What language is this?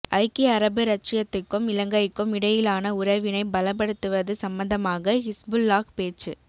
Tamil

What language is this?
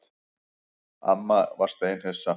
Icelandic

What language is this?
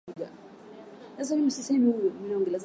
Swahili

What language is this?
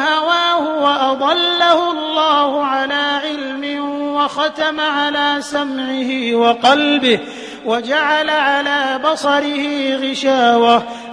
Arabic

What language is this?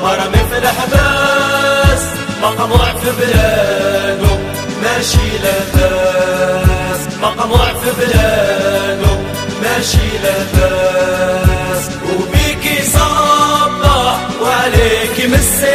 Arabic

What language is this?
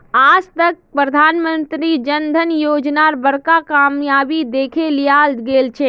Magahi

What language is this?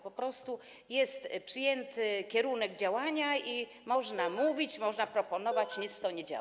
Polish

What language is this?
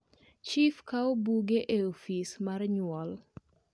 Luo (Kenya and Tanzania)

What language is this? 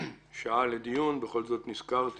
Hebrew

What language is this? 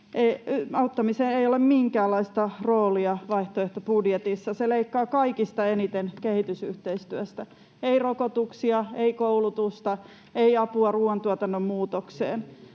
Finnish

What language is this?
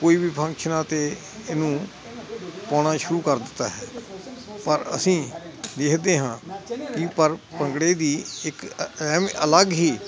Punjabi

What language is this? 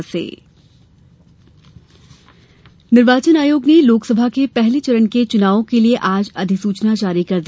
Hindi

